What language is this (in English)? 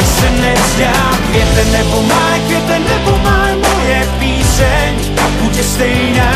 Czech